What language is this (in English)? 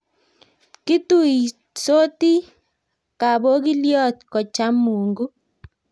Kalenjin